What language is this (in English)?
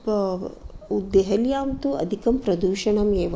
Sanskrit